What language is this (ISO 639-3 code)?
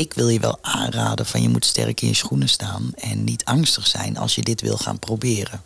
nld